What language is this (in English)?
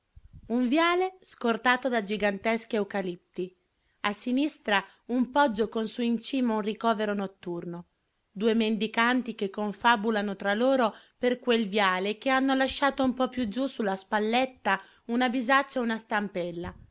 Italian